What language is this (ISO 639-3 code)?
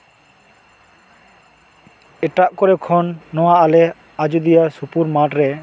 sat